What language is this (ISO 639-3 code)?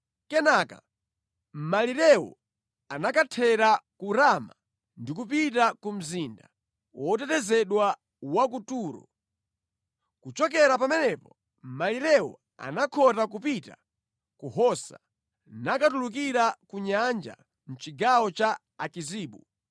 nya